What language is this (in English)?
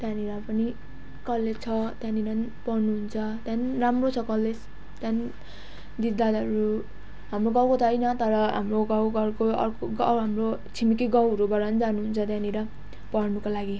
Nepali